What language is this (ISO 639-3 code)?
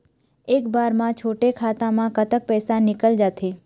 hne